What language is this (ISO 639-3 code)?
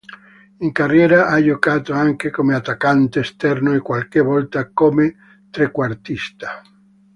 ita